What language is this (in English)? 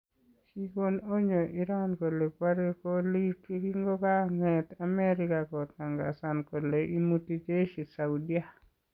Kalenjin